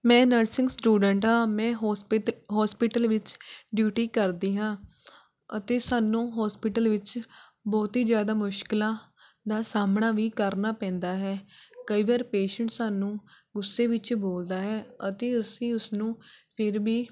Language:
Punjabi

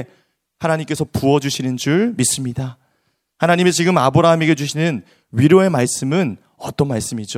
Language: Korean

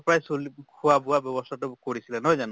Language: Assamese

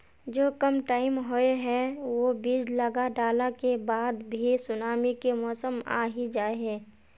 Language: Magahi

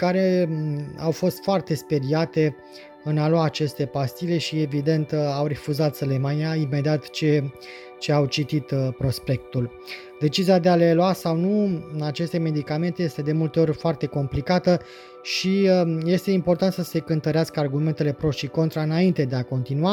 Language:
Romanian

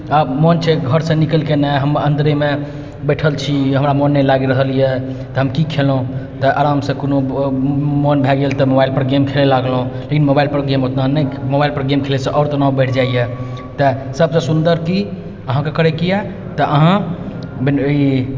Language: Maithili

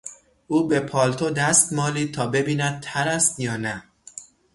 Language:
Persian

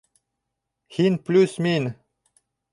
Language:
Bashkir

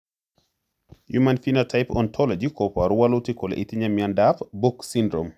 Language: Kalenjin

